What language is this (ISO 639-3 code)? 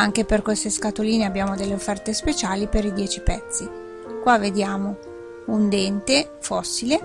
ita